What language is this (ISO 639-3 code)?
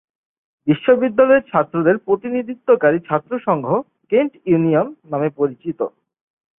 ben